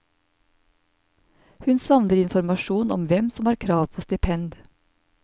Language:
Norwegian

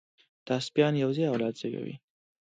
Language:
Pashto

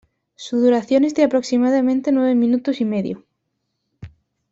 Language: Spanish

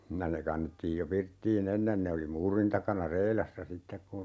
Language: Finnish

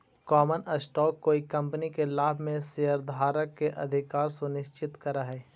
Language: Magahi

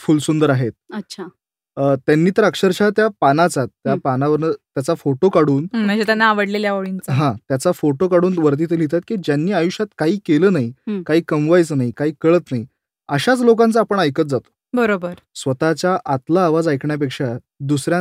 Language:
Marathi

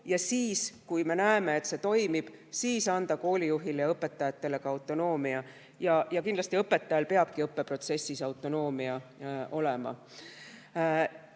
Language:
Estonian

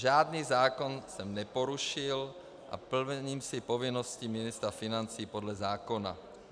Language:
Czech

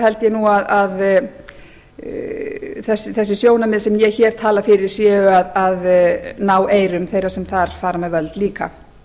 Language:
Icelandic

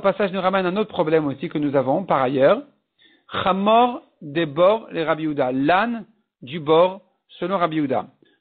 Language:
French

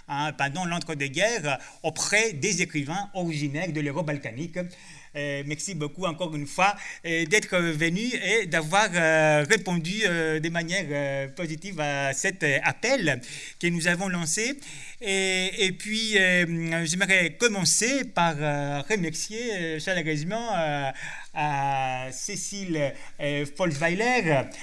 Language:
French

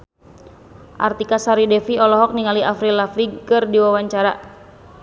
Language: Sundanese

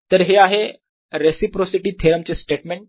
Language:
Marathi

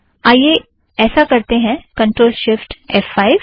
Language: Hindi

